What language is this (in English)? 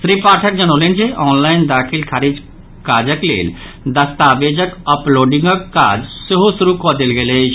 Maithili